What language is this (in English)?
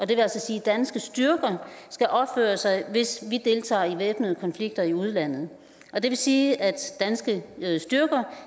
Danish